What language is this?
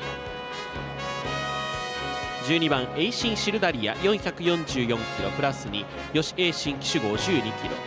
Japanese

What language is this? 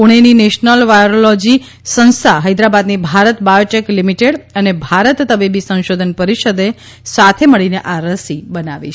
Gujarati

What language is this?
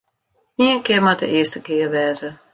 Western Frisian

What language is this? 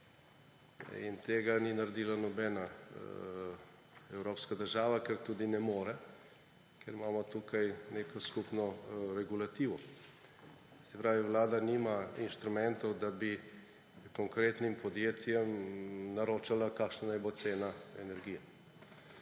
Slovenian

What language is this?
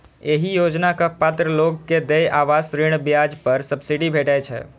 Maithili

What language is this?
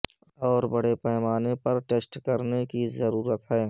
Urdu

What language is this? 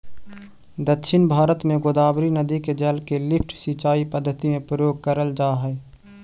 Magahi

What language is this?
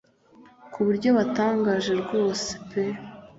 Kinyarwanda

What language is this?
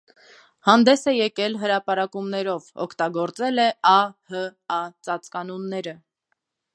Armenian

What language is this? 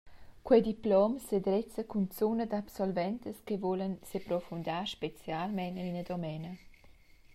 Romansh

